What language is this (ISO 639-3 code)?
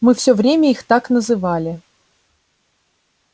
rus